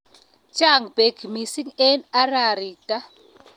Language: Kalenjin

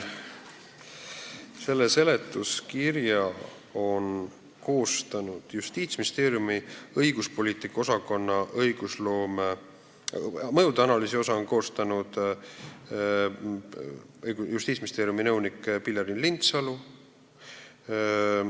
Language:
Estonian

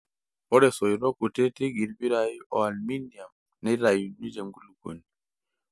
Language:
Masai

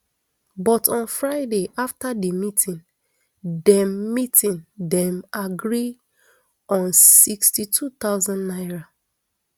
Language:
Nigerian Pidgin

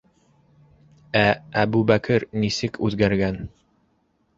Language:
Bashkir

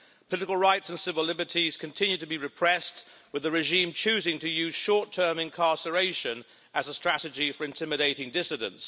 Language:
English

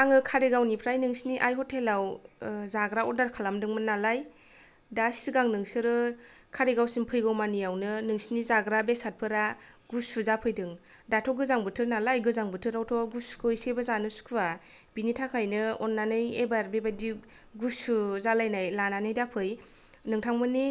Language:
Bodo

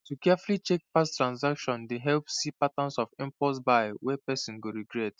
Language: Nigerian Pidgin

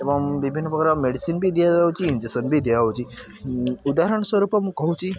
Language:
Odia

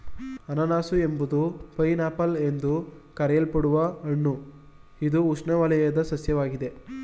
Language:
Kannada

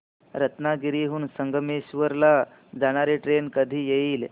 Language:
Marathi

